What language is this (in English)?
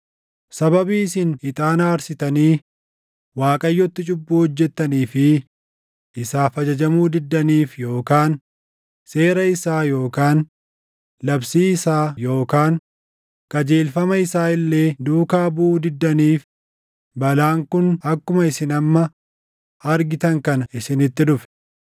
Oromo